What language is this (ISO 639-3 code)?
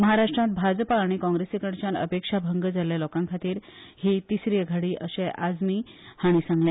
kok